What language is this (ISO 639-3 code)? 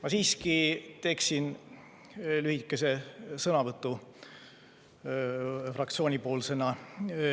est